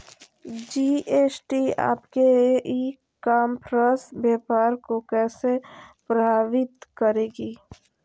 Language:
Magahi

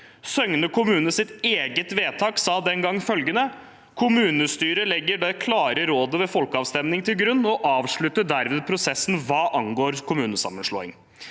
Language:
Norwegian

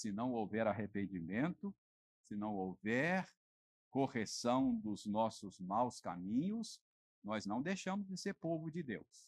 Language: Portuguese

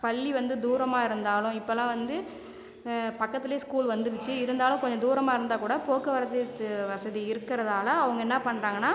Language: Tamil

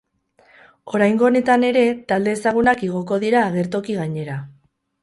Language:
Basque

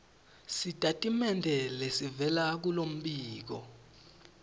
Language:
Swati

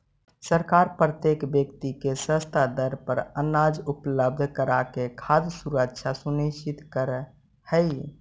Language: Magahi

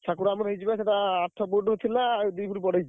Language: Odia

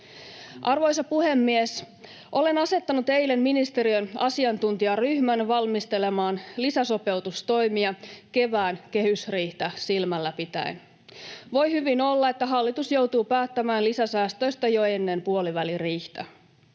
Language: Finnish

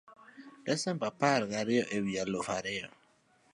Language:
Luo (Kenya and Tanzania)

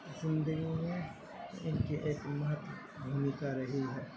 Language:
Urdu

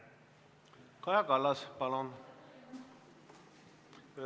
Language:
Estonian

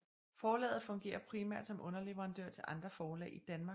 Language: Danish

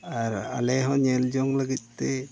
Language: Santali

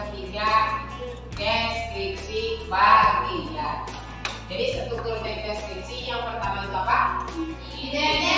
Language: Indonesian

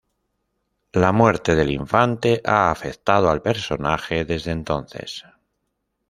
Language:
Spanish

